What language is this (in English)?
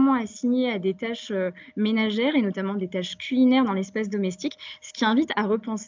French